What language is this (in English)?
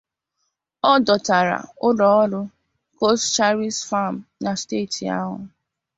Igbo